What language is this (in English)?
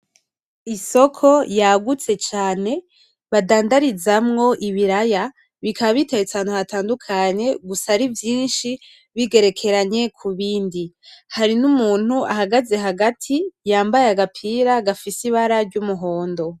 Rundi